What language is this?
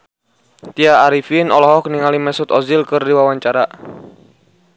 Sundanese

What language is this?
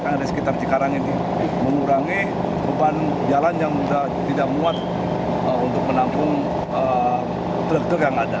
Indonesian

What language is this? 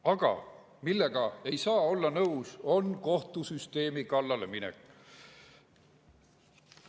Estonian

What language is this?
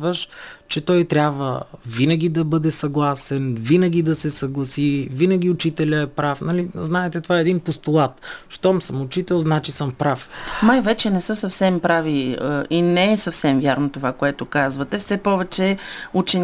Bulgarian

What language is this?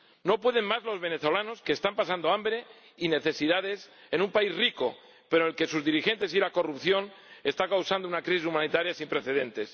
Spanish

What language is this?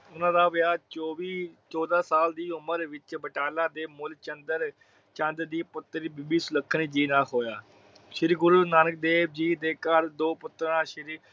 Punjabi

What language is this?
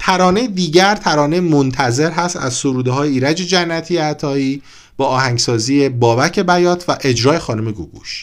Persian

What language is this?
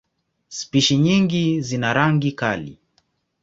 Swahili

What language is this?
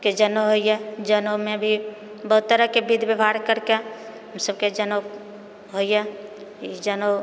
Maithili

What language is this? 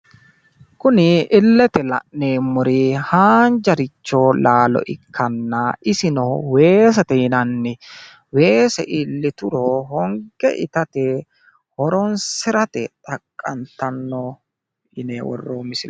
Sidamo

